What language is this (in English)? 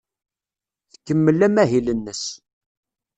Kabyle